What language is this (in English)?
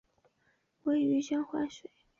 Chinese